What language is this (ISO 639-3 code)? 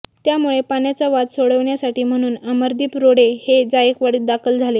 mar